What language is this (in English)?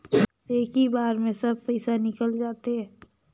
Chhattisgarhi